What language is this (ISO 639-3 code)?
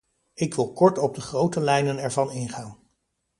nld